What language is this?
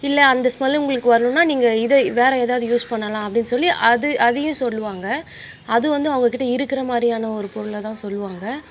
Tamil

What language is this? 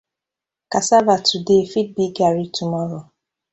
Nigerian Pidgin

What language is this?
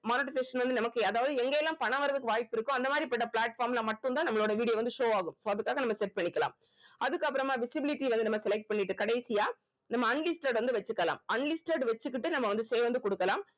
Tamil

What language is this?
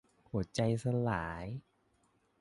Thai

